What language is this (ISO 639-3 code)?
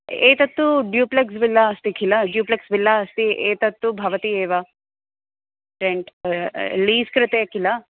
san